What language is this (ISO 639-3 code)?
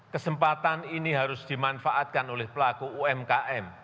ind